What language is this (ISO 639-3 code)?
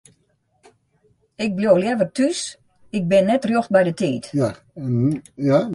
fry